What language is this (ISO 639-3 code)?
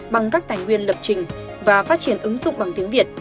vie